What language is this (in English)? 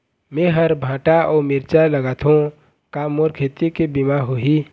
Chhattisgarhi